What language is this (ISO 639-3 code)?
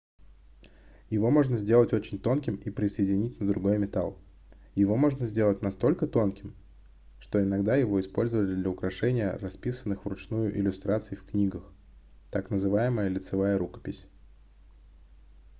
rus